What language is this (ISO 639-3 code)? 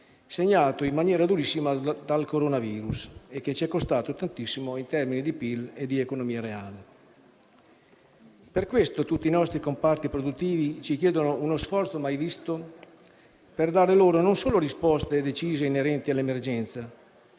ita